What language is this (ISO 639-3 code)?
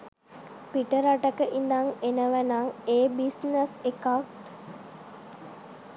sin